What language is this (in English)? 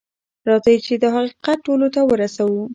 Pashto